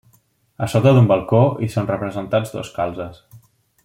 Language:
Catalan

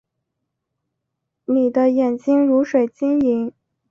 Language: Chinese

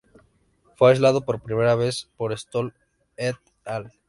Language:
Spanish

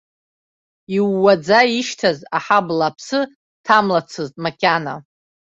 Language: Abkhazian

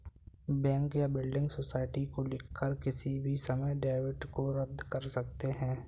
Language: Hindi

